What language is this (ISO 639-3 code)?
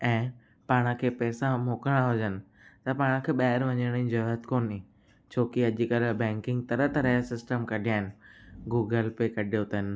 snd